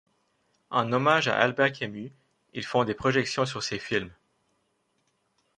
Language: French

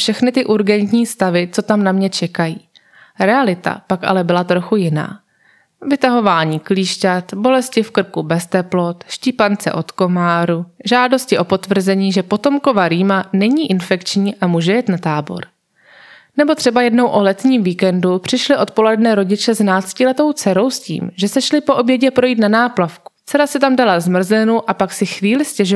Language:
Czech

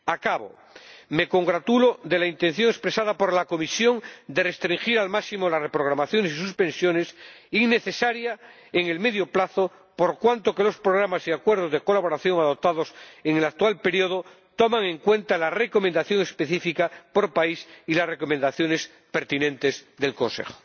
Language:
Spanish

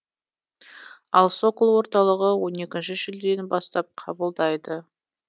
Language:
Kazakh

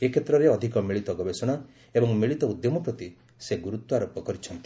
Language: Odia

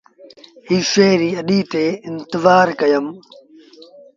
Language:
Sindhi Bhil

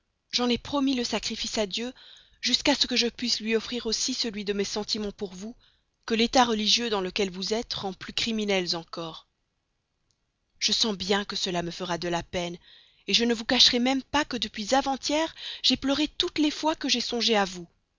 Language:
French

